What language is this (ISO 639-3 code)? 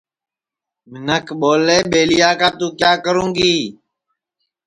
ssi